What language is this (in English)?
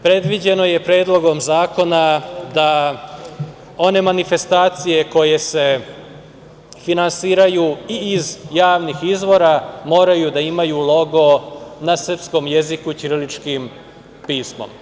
Serbian